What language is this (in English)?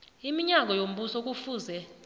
South Ndebele